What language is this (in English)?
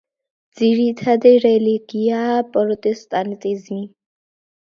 Georgian